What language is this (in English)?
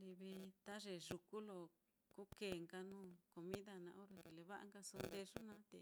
Mitlatongo Mixtec